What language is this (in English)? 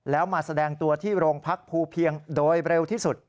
Thai